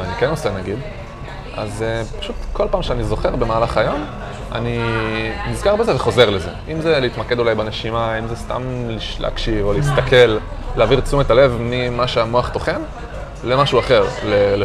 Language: Hebrew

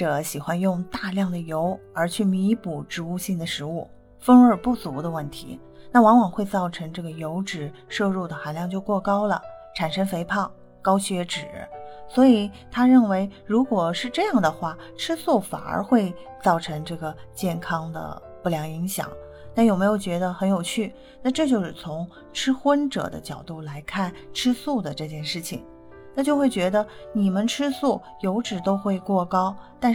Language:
Chinese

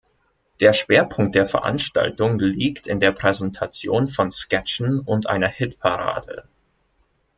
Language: German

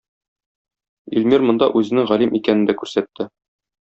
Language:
Tatar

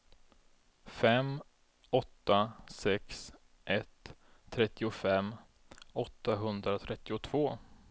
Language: Swedish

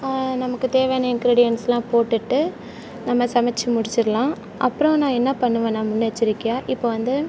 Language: Tamil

